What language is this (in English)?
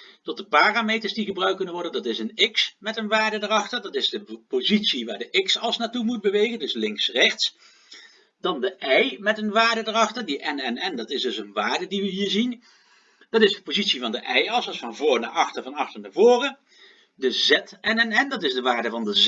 Dutch